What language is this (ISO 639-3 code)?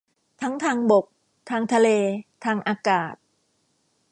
tha